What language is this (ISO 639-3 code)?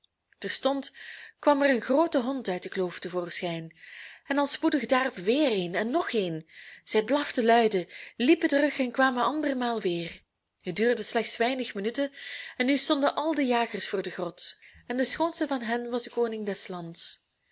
nld